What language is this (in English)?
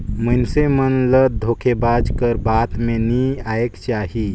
Chhattisgarhi